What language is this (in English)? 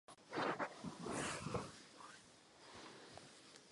Czech